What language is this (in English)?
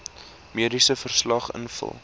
Afrikaans